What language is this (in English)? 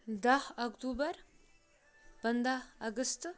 Kashmiri